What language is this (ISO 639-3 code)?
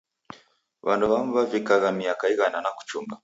dav